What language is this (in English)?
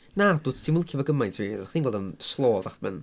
Welsh